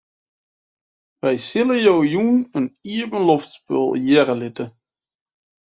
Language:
Western Frisian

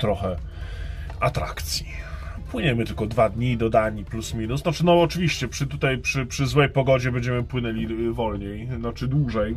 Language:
Polish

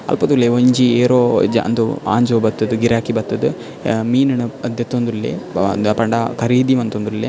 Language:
Tulu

